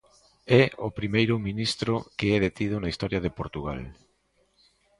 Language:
Galician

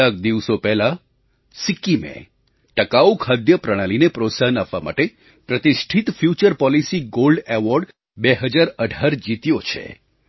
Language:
Gujarati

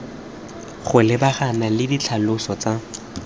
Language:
Tswana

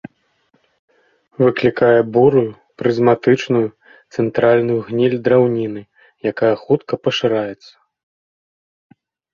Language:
Belarusian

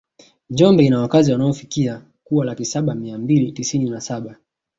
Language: Swahili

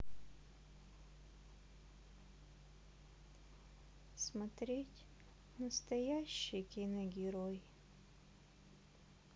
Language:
Russian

